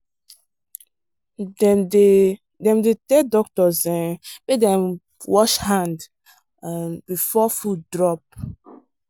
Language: Nigerian Pidgin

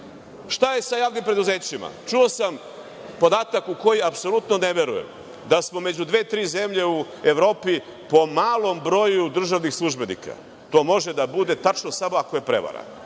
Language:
Serbian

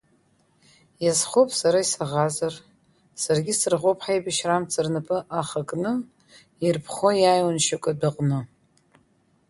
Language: Abkhazian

